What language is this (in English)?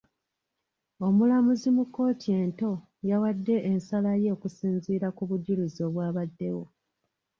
Ganda